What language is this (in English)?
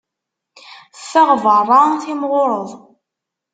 Kabyle